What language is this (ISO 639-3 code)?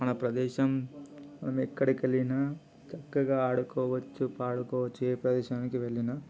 tel